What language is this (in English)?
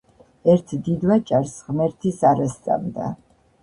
Georgian